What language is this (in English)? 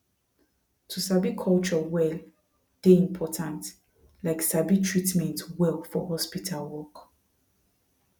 Nigerian Pidgin